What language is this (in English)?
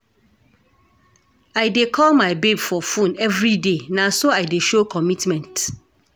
Nigerian Pidgin